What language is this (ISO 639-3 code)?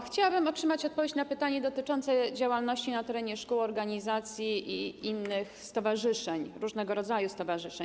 pol